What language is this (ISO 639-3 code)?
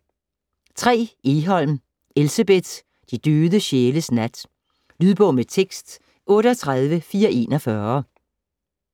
dan